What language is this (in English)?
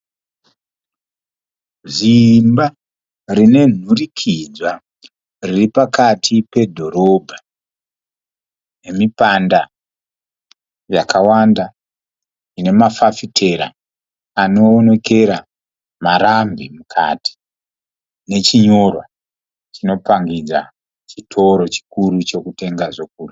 Shona